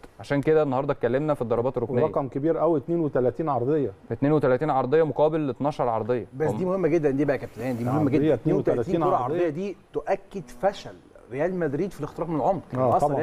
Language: Arabic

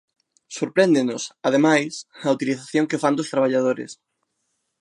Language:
Galician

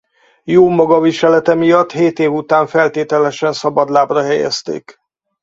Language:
Hungarian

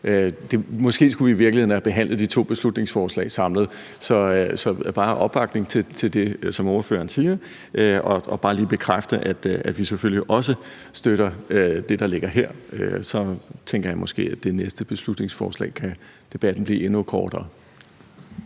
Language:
Danish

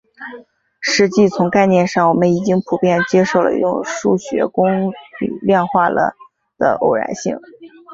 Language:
Chinese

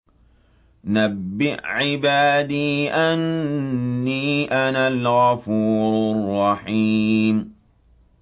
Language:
Arabic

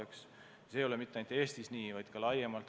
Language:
Estonian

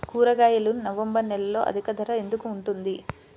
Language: Telugu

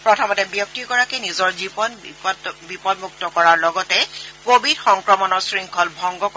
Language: Assamese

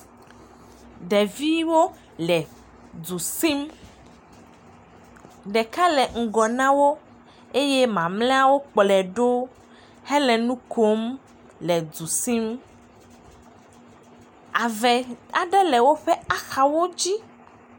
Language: Ewe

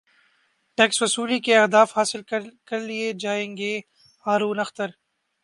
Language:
Urdu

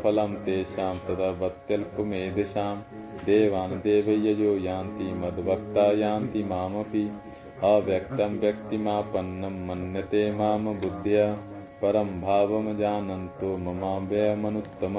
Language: Hindi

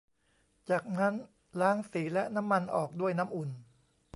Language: Thai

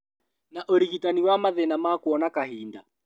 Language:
Kikuyu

